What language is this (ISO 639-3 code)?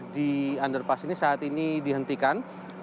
ind